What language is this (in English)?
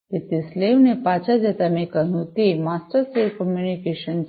Gujarati